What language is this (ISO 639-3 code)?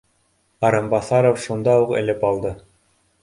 bak